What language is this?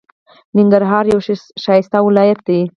Pashto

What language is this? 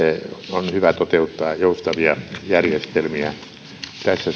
Finnish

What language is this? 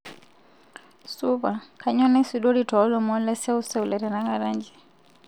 Masai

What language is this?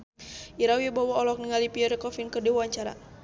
Sundanese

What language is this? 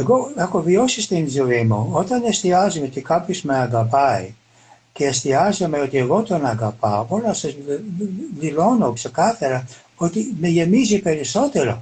Greek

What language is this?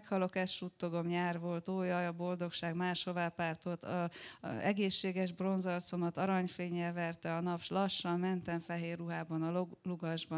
Hungarian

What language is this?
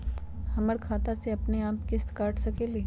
Magahi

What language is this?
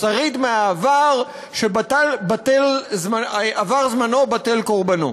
Hebrew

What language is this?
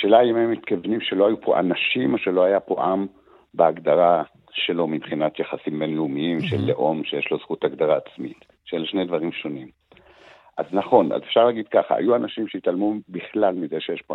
Hebrew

